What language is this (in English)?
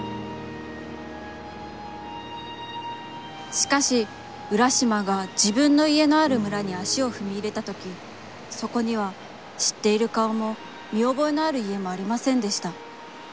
Japanese